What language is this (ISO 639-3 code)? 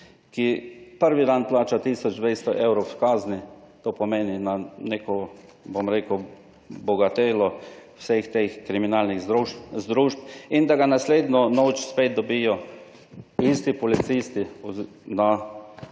slv